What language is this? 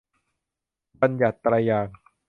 Thai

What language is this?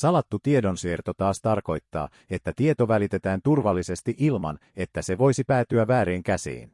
Finnish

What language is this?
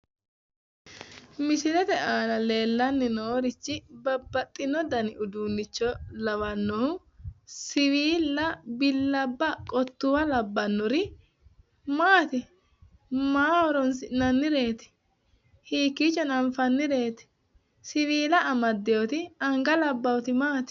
Sidamo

